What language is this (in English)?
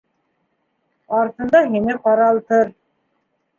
Bashkir